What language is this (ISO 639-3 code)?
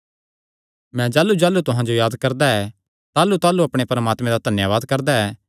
xnr